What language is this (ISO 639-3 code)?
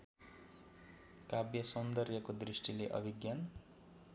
nep